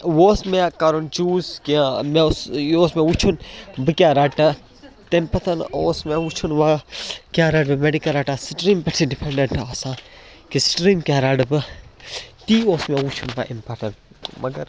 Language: Kashmiri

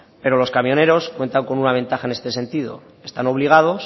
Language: Spanish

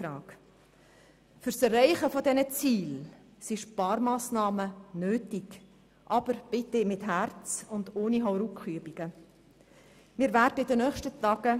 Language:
Swiss German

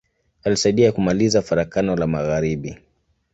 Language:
Swahili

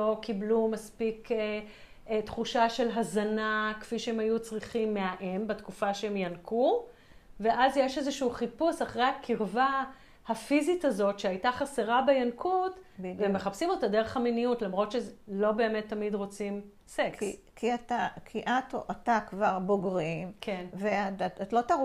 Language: Hebrew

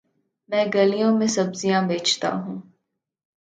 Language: Urdu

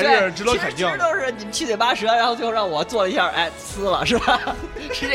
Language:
Chinese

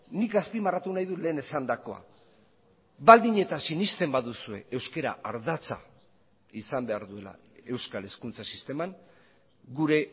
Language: Basque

